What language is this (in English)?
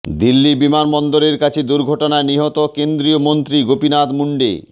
Bangla